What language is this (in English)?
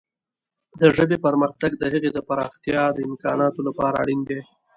Pashto